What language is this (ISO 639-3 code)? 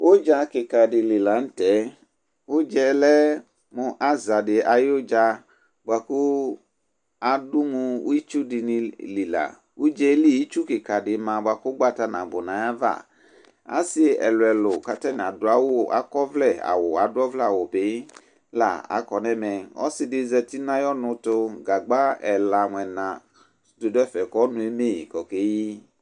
kpo